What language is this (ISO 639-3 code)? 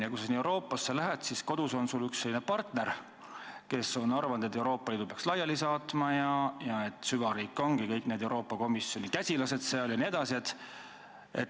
est